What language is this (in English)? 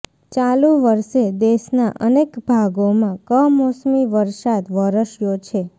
Gujarati